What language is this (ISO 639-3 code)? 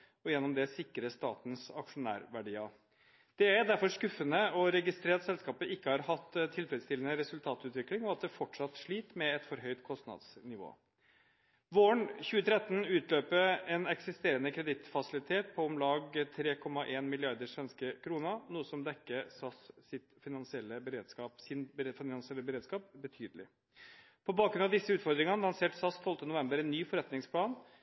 nob